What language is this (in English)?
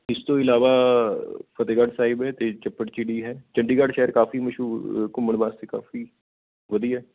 Punjabi